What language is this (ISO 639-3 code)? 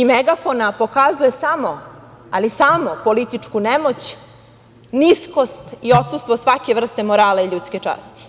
srp